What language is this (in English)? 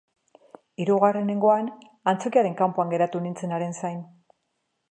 Basque